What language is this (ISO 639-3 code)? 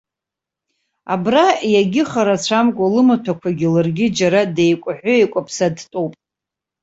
abk